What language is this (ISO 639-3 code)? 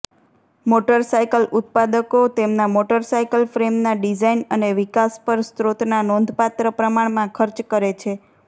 guj